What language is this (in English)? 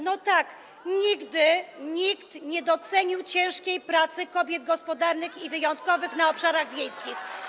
Polish